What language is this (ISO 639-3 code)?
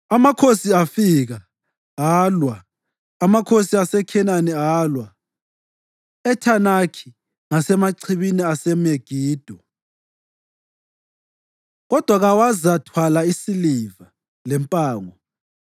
nde